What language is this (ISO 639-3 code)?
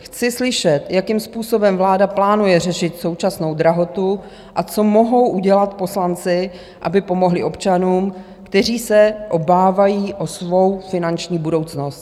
ces